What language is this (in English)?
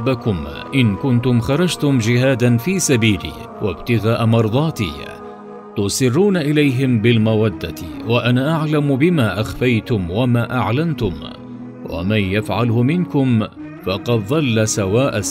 Arabic